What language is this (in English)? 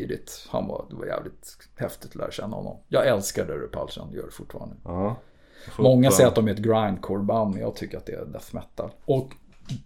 Swedish